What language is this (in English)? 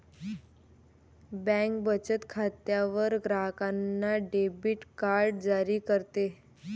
Marathi